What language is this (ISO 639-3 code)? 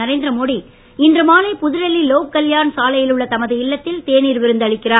tam